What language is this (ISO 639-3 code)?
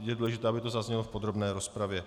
ces